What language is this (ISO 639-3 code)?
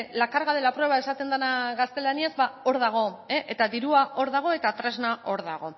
eus